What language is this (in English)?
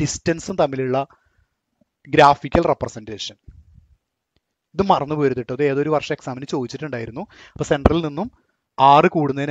Turkish